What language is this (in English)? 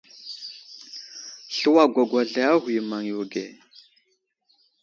Wuzlam